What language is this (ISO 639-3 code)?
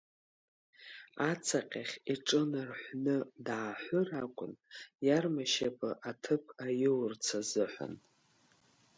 abk